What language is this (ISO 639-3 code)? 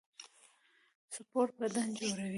pus